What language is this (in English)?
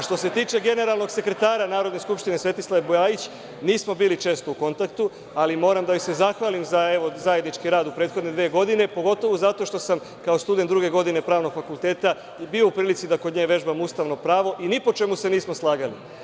Serbian